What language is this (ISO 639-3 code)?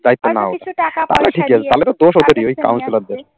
ben